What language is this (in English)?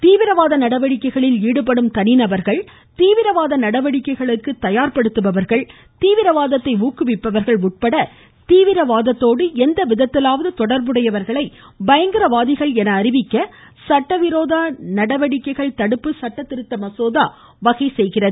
Tamil